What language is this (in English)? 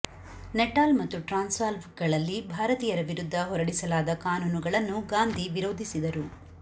Kannada